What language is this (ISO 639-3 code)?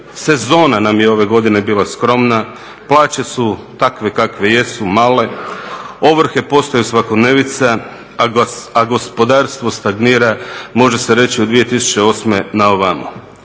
hrv